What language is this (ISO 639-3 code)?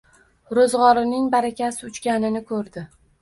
uzb